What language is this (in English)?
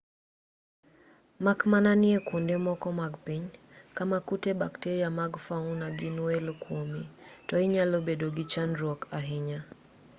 Luo (Kenya and Tanzania)